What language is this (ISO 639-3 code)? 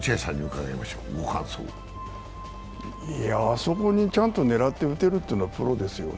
jpn